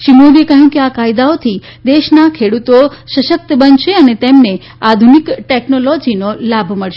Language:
Gujarati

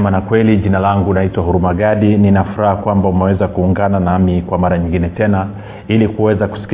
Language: Swahili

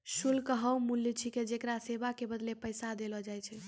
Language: Maithili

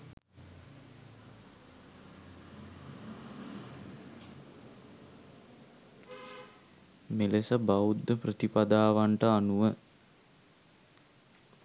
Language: Sinhala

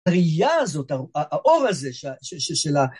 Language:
Hebrew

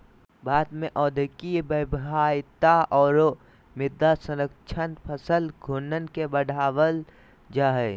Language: Magahi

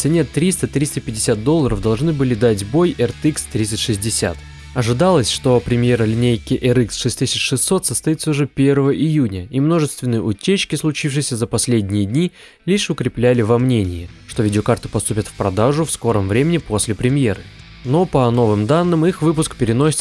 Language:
Russian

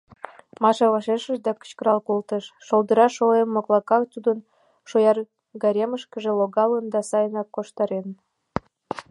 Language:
Mari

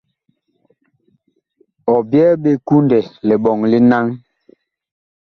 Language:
Bakoko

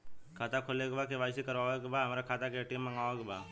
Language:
Bhojpuri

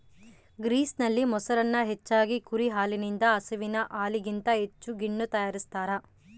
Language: Kannada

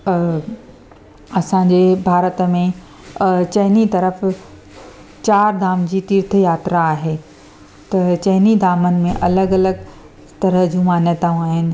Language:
Sindhi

